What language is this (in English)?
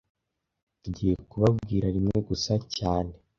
Kinyarwanda